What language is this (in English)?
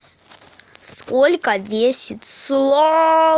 Russian